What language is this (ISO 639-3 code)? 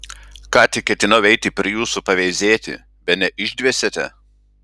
lit